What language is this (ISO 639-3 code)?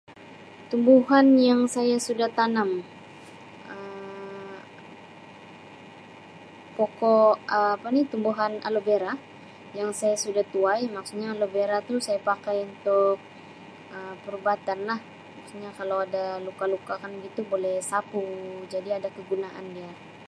msi